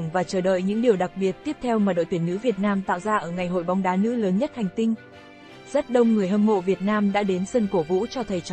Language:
Vietnamese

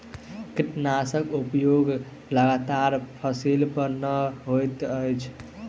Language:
Maithili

